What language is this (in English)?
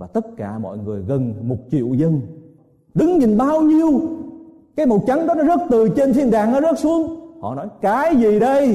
Vietnamese